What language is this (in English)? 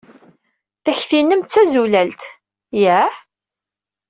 Kabyle